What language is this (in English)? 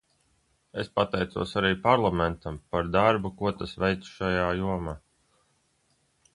Latvian